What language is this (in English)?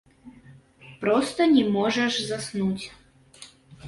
Belarusian